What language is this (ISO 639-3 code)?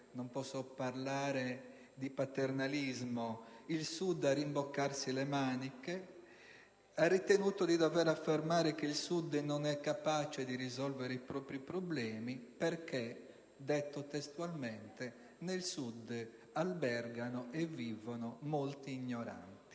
ita